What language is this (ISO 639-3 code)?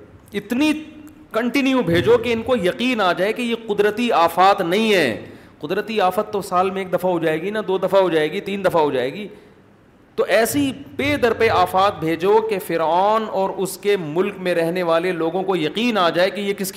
urd